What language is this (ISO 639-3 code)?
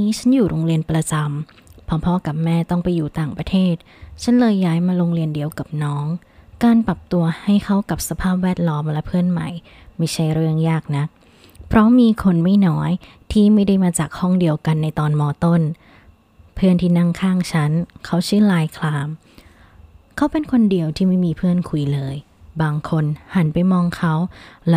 tha